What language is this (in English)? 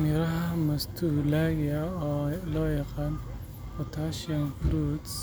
Somali